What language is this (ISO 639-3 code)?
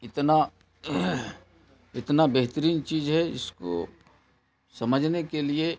urd